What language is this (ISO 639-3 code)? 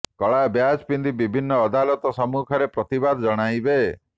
ori